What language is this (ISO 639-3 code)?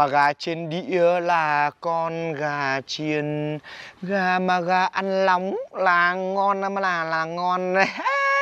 vie